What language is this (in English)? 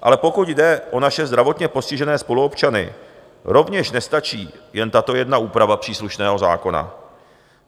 Czech